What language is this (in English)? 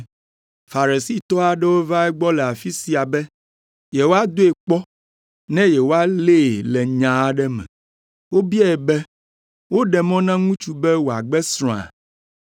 Ewe